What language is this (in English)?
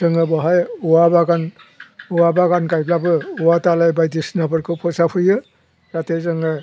Bodo